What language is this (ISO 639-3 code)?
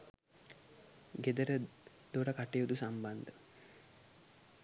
sin